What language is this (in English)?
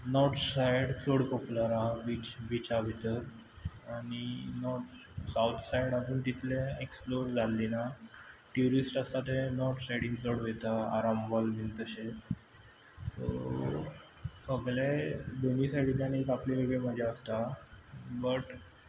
Konkani